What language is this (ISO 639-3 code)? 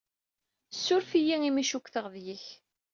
kab